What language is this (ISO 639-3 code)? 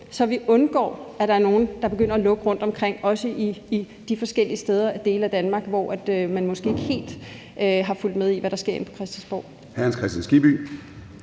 dan